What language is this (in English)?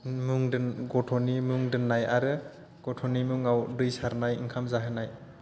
Bodo